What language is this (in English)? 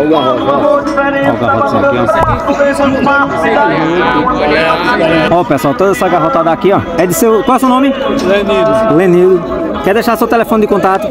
Portuguese